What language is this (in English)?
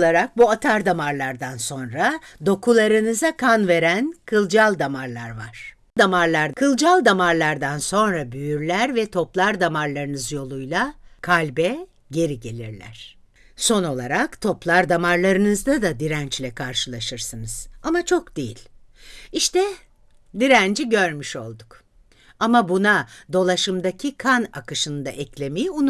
Turkish